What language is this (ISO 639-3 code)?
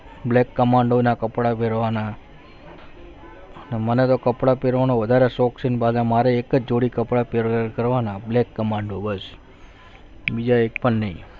guj